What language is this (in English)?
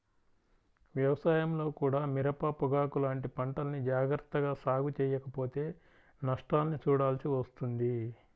Telugu